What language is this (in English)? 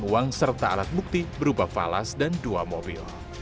Indonesian